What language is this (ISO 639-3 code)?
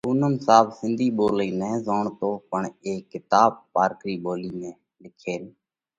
kvx